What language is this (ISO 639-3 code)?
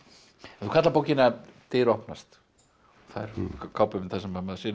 isl